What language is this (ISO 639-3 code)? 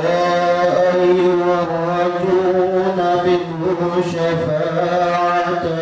ara